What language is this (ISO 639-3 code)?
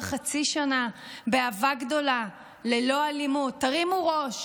heb